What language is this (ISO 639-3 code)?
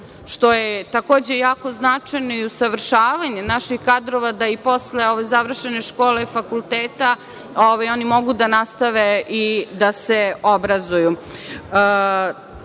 srp